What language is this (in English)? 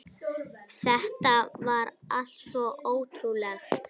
Icelandic